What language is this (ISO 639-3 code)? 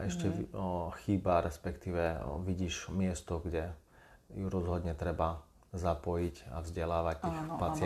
slk